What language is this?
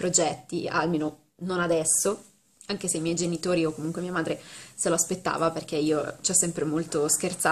Italian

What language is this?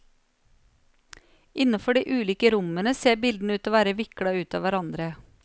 Norwegian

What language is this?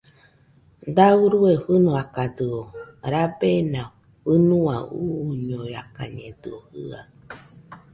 Nüpode Huitoto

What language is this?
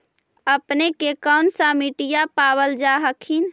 Magahi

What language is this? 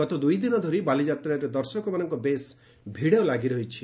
Odia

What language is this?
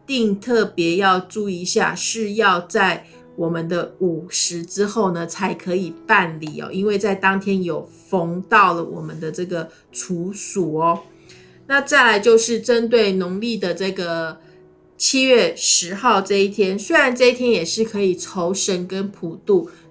Chinese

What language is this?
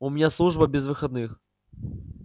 Russian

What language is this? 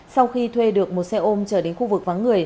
Vietnamese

